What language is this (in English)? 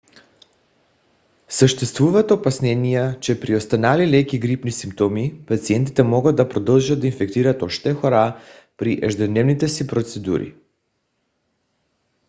Bulgarian